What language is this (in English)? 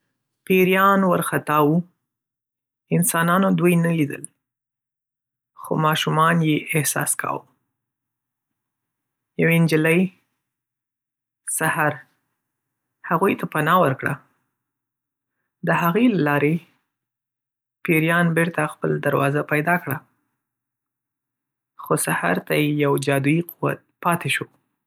Pashto